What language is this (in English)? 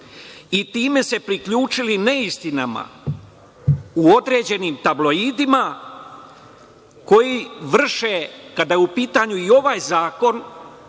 Serbian